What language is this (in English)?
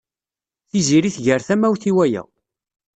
Kabyle